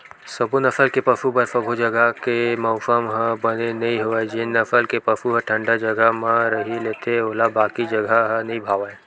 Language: Chhattisgarhi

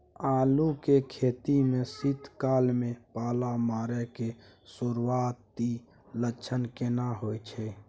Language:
Maithili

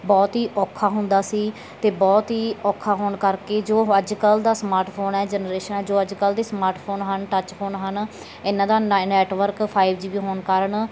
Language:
Punjabi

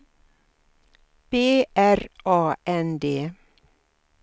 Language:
Swedish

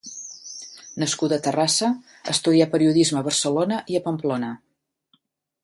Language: Catalan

